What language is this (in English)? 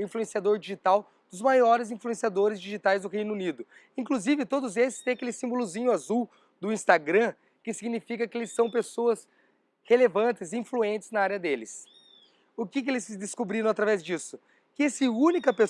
Portuguese